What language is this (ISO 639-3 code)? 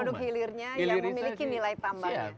ind